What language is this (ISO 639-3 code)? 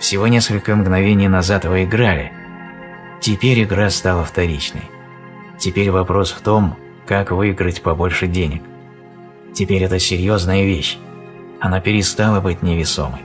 rus